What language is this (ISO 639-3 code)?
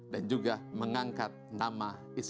ind